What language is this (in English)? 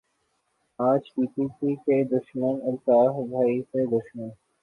Urdu